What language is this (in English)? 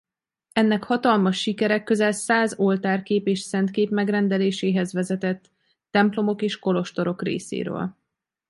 Hungarian